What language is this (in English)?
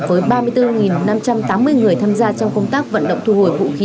Vietnamese